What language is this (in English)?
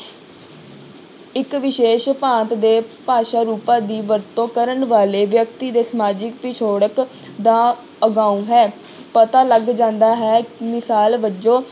Punjabi